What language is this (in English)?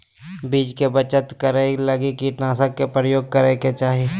Magahi